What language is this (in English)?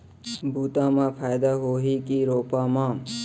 Chhattisgarhi